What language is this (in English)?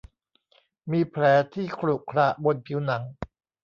Thai